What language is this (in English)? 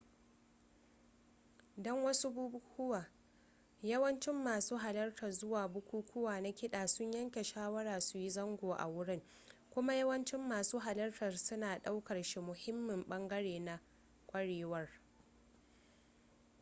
Hausa